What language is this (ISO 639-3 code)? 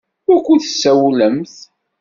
kab